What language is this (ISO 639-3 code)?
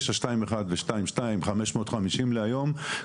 heb